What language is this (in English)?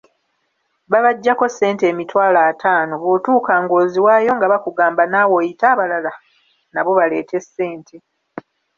Ganda